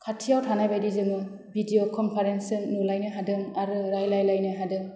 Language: Bodo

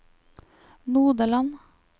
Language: Norwegian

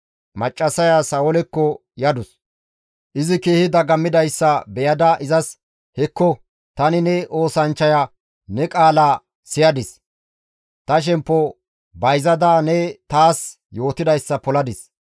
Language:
Gamo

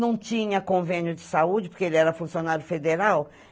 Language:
Portuguese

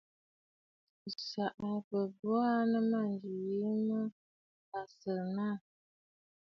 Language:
Bafut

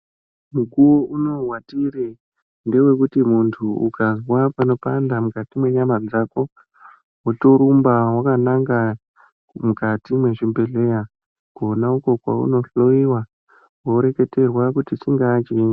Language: Ndau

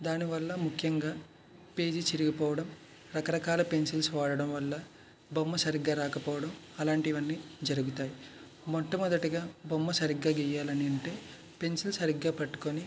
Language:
Telugu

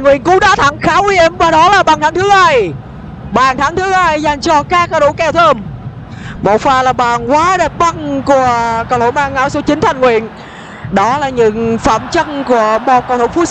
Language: Vietnamese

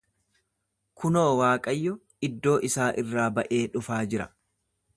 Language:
Oromo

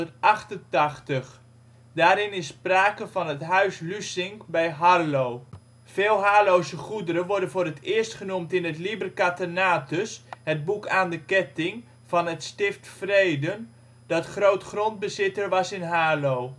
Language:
Dutch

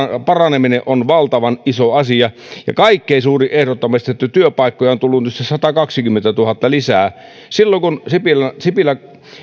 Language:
Finnish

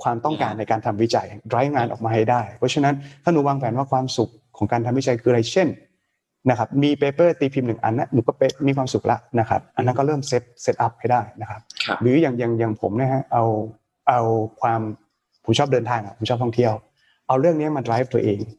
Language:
Thai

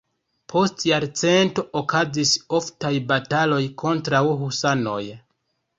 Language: Esperanto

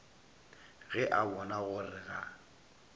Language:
Northern Sotho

